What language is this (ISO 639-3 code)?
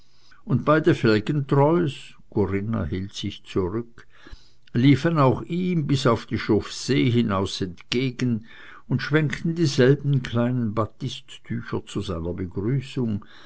deu